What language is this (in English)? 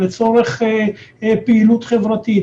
Hebrew